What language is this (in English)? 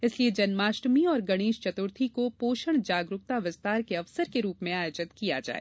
Hindi